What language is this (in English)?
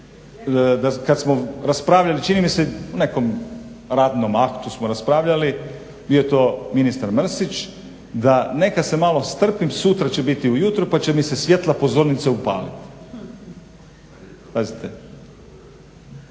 Croatian